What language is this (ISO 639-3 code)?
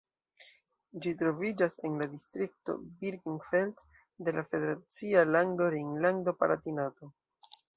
epo